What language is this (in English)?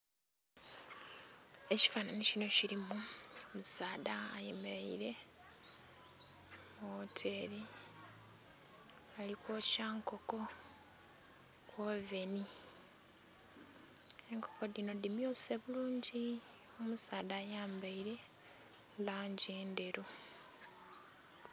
Soga